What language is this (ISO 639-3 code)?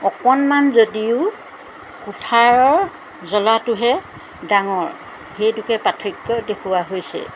asm